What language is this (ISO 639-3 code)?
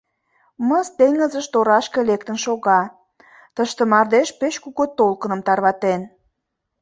chm